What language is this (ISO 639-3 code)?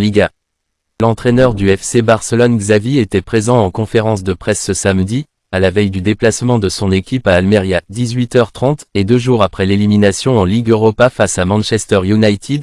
fra